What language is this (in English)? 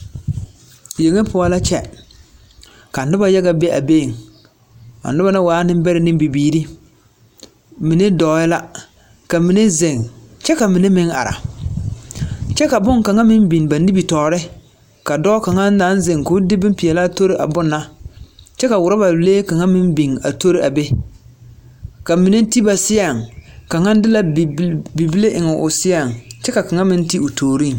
Southern Dagaare